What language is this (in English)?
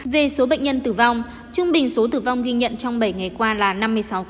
Vietnamese